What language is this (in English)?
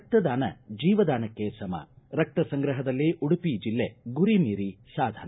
Kannada